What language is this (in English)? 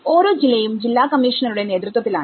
Malayalam